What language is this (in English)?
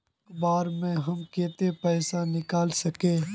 Magahi